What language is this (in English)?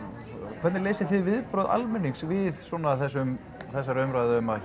Icelandic